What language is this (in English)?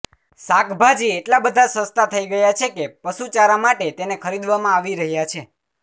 Gujarati